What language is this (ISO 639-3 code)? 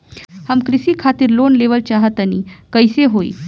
bho